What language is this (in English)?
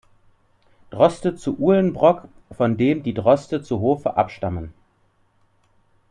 German